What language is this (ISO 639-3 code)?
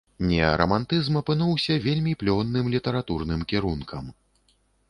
bel